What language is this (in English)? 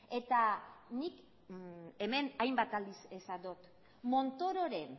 Basque